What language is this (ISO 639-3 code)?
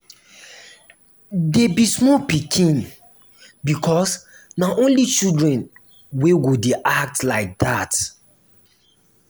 pcm